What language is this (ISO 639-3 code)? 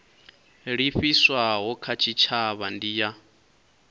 ven